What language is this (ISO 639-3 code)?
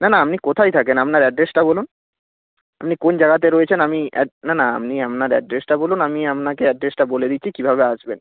ben